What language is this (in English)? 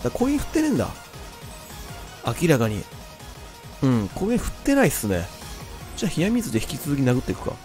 Japanese